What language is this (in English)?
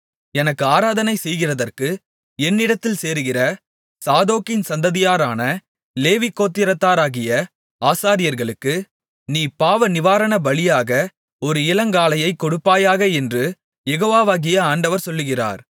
Tamil